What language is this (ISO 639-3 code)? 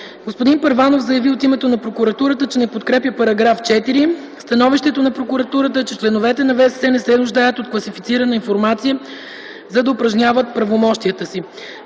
bul